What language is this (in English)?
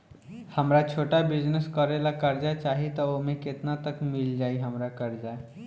Bhojpuri